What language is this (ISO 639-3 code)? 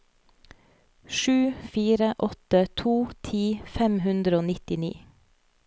nor